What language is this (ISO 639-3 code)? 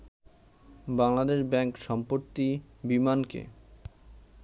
ben